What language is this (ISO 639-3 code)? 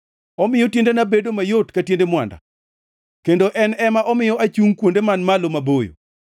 luo